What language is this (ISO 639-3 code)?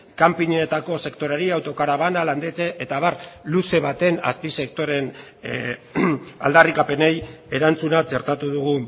eus